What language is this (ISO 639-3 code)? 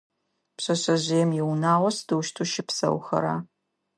ady